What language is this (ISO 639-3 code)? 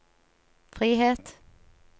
nor